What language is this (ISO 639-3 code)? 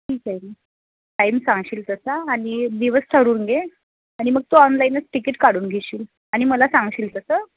mar